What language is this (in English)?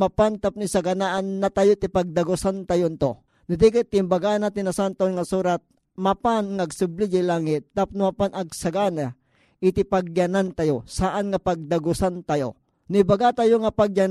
Filipino